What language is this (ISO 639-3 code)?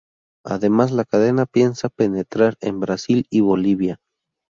spa